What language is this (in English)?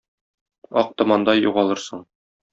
Tatar